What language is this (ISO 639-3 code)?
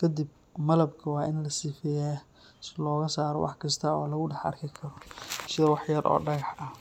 som